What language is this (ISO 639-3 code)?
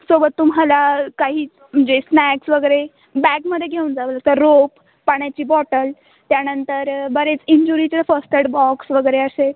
mar